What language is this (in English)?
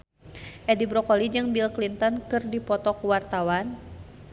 Sundanese